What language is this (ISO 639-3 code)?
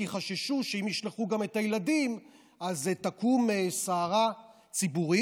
heb